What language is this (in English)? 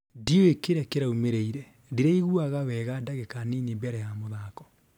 Kikuyu